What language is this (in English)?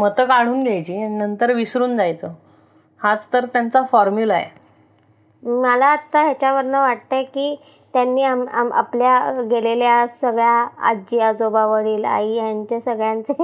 Marathi